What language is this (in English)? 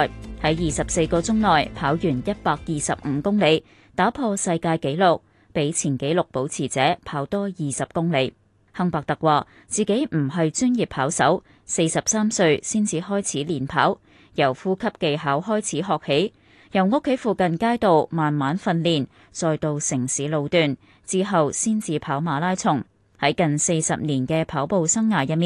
Chinese